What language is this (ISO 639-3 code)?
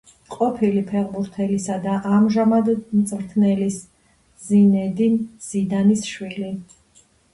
kat